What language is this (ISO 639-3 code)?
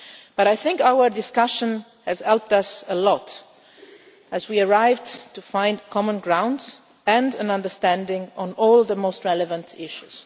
eng